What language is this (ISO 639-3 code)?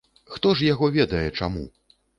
bel